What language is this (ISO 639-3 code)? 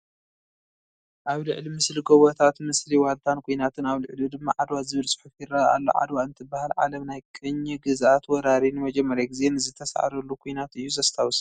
tir